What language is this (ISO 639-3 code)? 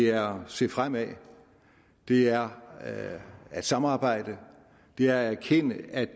dan